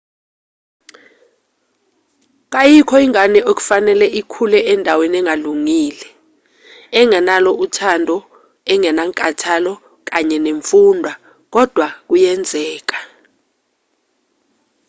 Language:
Zulu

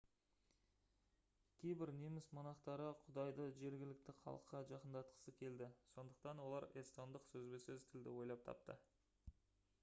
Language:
Kazakh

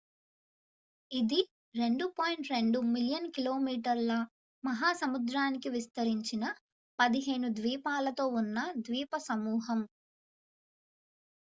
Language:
Telugu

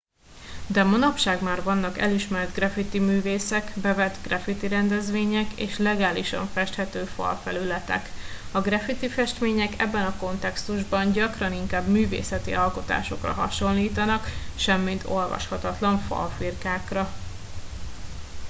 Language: Hungarian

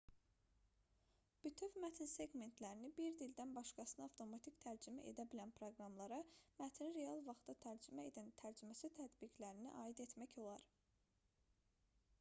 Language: Azerbaijani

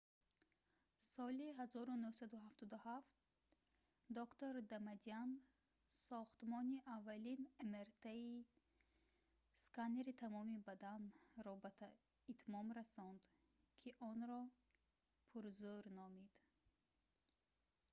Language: Tajik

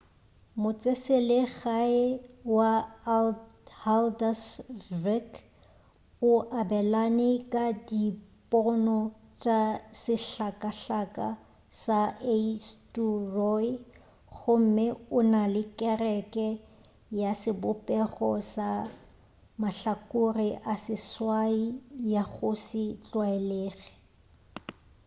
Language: Northern Sotho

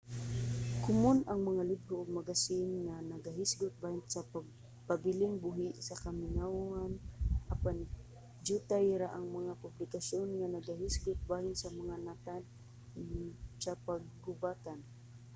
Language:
Cebuano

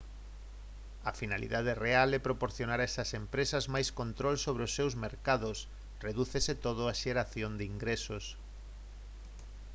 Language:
Galician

